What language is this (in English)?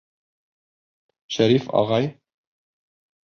Bashkir